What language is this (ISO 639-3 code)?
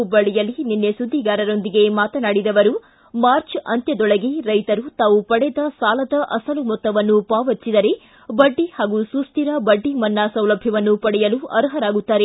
kan